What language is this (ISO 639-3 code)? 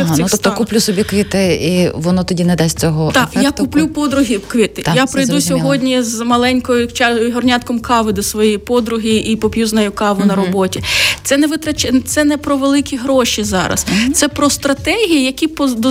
ukr